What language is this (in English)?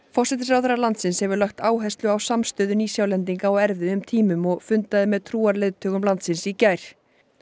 Icelandic